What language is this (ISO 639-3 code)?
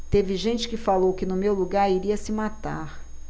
por